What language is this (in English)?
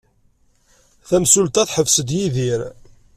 Kabyle